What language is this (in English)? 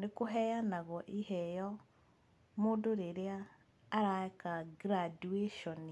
Kikuyu